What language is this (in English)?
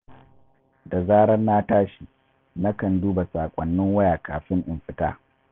Hausa